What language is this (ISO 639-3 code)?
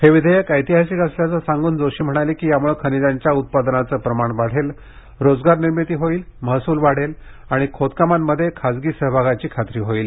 mar